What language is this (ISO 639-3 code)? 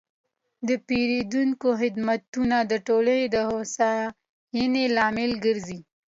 pus